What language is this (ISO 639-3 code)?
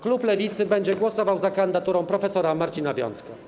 pol